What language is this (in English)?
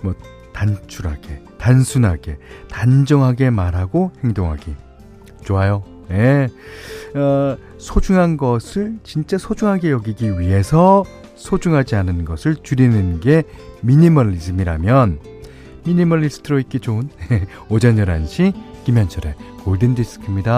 Korean